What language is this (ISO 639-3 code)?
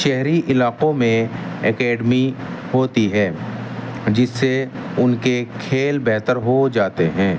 urd